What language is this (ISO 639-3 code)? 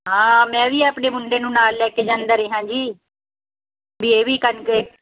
pan